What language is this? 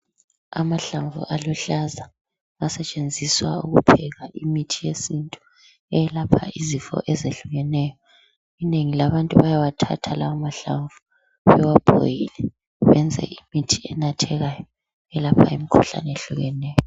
North Ndebele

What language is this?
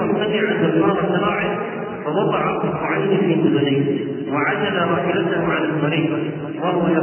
Arabic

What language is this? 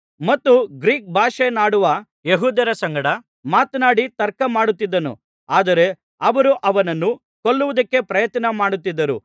Kannada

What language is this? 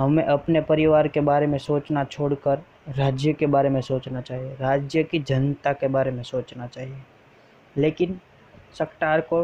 Hindi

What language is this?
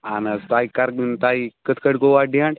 Kashmiri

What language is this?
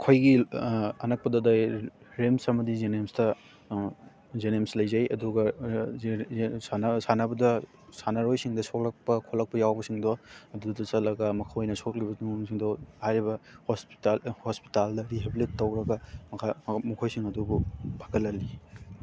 Manipuri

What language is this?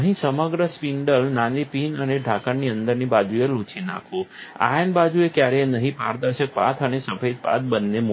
Gujarati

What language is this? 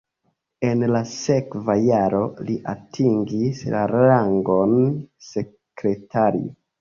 Esperanto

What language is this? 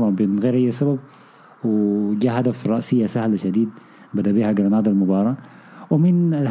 Arabic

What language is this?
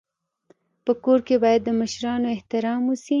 Pashto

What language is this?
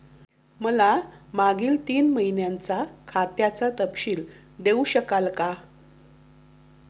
Marathi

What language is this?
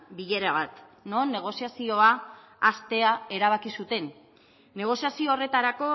Basque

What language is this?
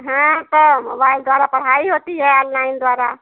Hindi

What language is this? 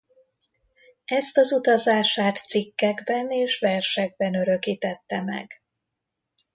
Hungarian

